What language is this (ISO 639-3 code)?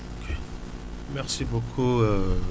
wol